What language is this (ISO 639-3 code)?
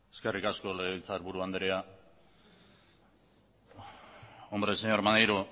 eus